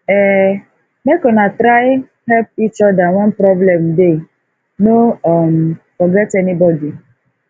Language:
Nigerian Pidgin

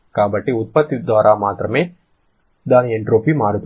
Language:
Telugu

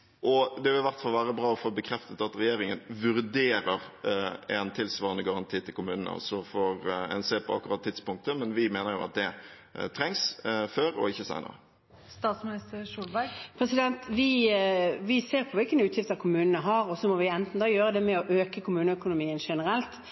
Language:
Norwegian Bokmål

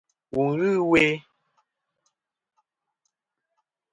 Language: Kom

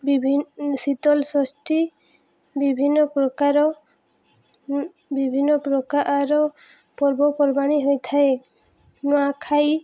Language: Odia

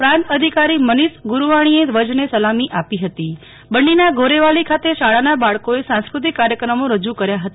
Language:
Gujarati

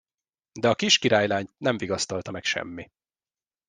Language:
Hungarian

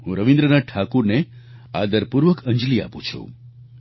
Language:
Gujarati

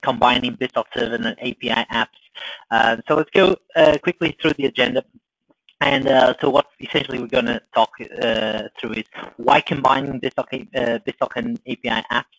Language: English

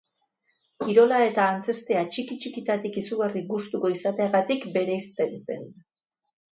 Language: Basque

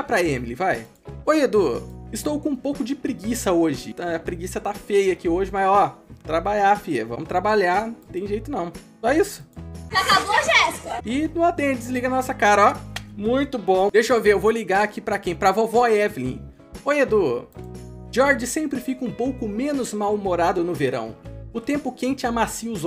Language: Portuguese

